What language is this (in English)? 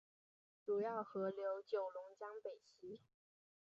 Chinese